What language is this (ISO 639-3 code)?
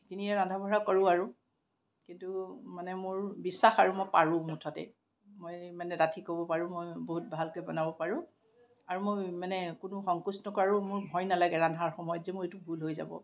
asm